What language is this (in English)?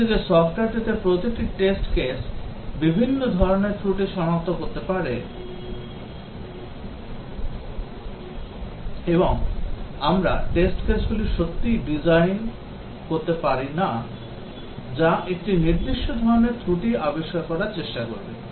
Bangla